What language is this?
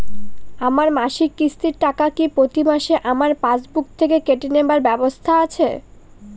Bangla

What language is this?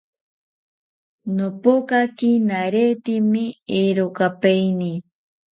South Ucayali Ashéninka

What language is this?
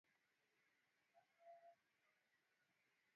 Swahili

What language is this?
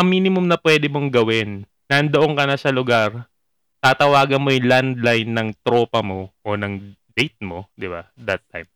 Filipino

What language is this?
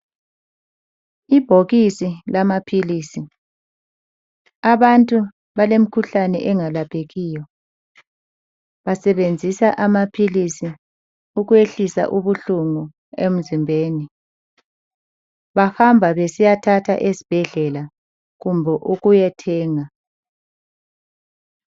North Ndebele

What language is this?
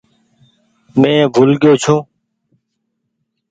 Goaria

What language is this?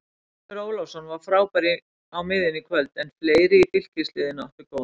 Icelandic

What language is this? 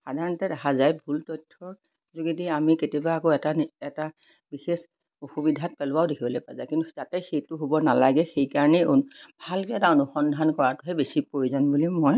Assamese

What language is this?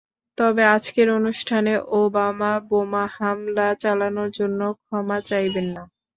Bangla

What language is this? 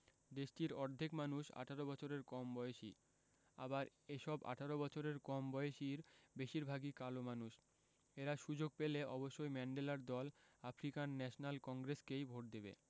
Bangla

